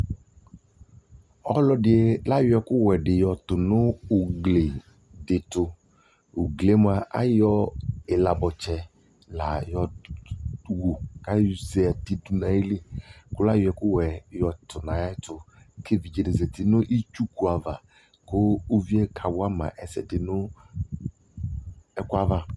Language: Ikposo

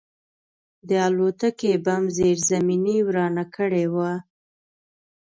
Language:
Pashto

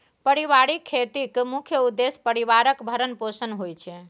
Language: Maithili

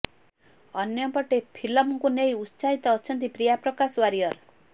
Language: Odia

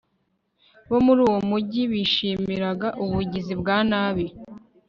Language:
Kinyarwanda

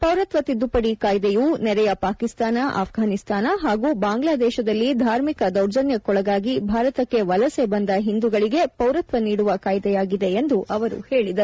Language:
Kannada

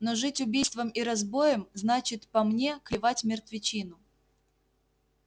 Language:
Russian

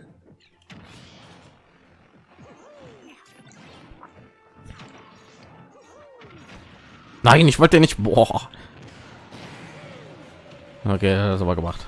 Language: German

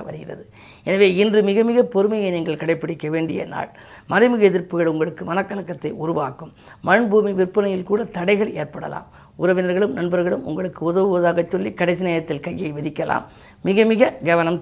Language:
Tamil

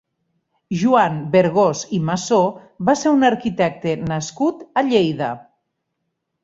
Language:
Catalan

